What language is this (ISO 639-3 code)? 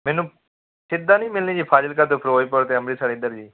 pan